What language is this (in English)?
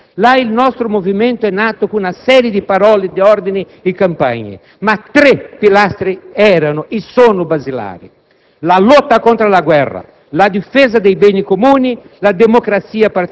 Italian